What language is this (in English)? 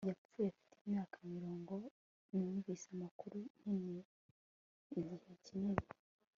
Kinyarwanda